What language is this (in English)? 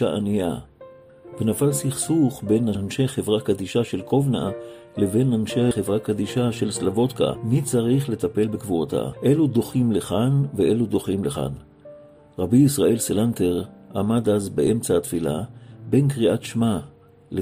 Hebrew